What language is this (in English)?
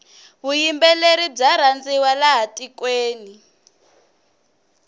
Tsonga